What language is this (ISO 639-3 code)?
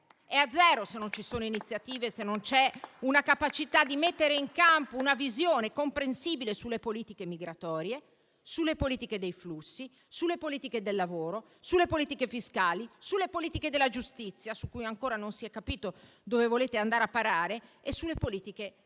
ita